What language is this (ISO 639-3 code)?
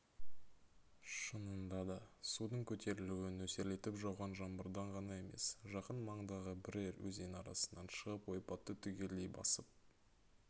kaz